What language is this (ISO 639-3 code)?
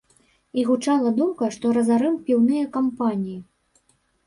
bel